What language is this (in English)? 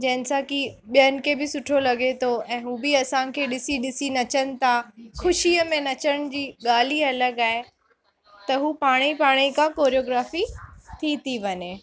Sindhi